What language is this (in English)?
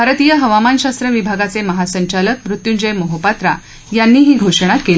Marathi